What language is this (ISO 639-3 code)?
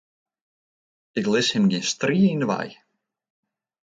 fry